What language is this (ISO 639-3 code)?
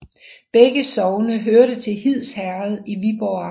dan